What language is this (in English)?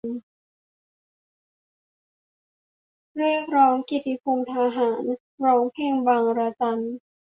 Thai